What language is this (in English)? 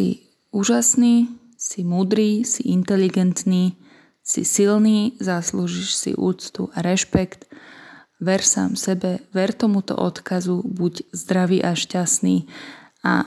Slovak